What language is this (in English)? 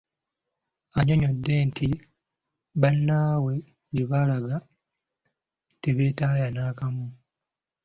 Ganda